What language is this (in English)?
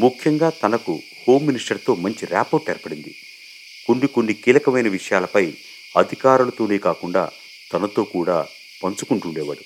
Telugu